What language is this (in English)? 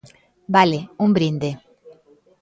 Galician